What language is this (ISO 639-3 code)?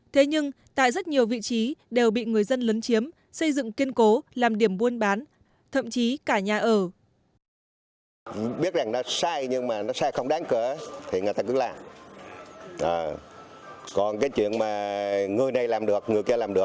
vie